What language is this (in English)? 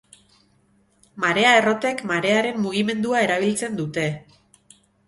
Basque